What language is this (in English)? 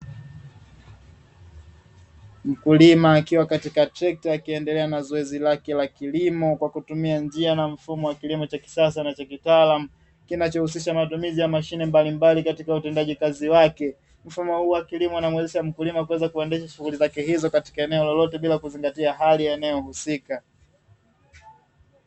Swahili